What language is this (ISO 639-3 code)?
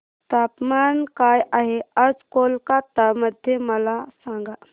mar